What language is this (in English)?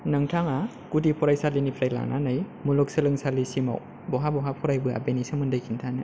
Bodo